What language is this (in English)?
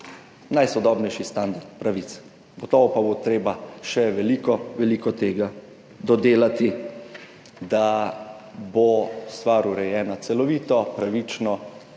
Slovenian